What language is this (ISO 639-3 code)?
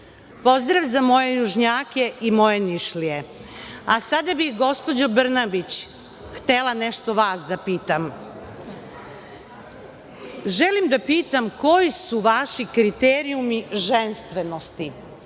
srp